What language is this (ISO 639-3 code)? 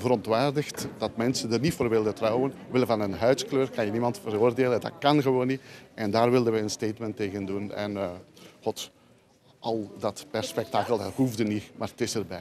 nld